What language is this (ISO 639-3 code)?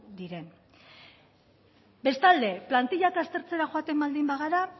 eus